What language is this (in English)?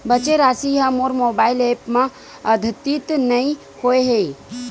Chhattisgarhi